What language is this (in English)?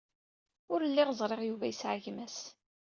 Kabyle